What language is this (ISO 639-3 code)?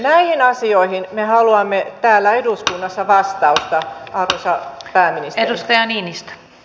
fin